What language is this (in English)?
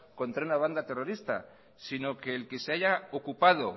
Spanish